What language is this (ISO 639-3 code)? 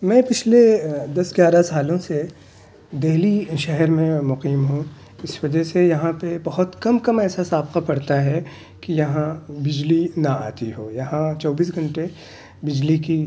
urd